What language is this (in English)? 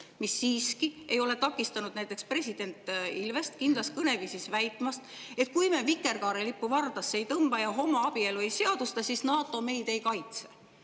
Estonian